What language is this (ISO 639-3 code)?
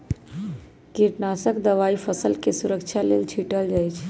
mag